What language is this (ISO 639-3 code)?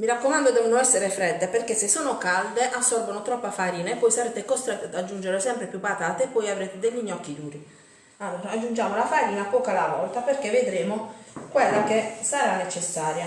ita